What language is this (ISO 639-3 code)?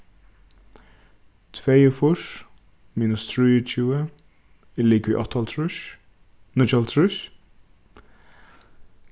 fao